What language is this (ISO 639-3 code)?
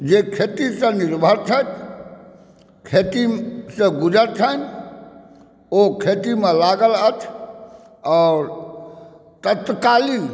mai